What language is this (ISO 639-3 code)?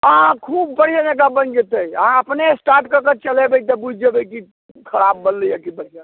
mai